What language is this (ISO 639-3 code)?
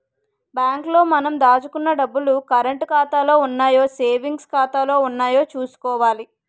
tel